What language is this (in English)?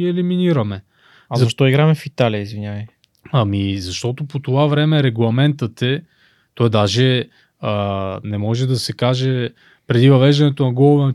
Bulgarian